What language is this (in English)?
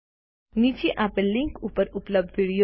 Gujarati